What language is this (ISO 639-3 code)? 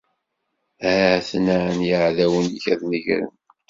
kab